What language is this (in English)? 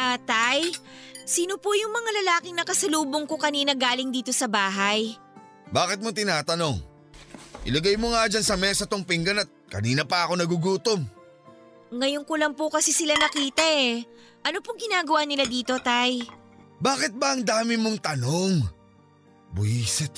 Filipino